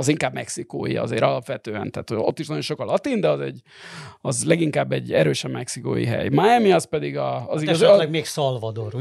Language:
Hungarian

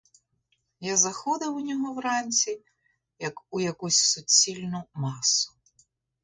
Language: Ukrainian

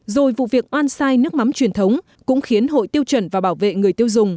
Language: Vietnamese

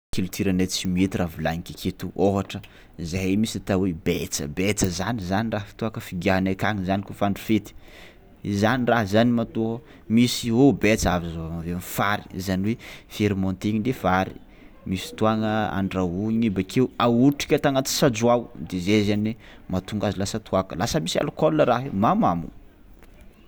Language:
Tsimihety Malagasy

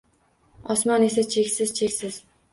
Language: Uzbek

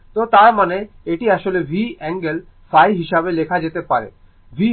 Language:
Bangla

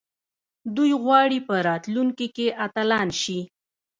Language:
Pashto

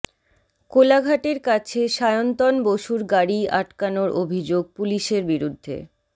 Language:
Bangla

